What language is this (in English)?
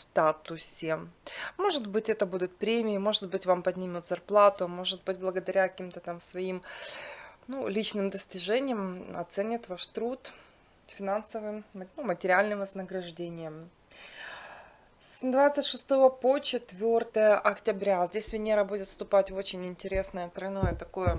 Russian